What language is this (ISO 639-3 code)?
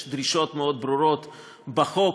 heb